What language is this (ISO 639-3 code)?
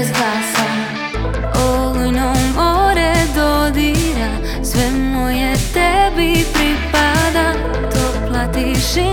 hrv